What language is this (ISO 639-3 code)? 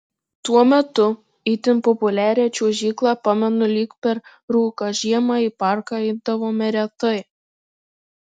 lit